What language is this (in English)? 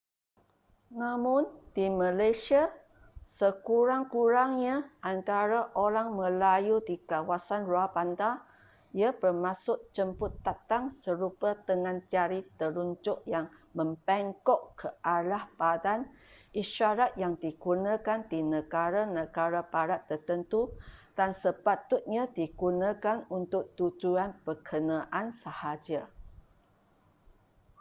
Malay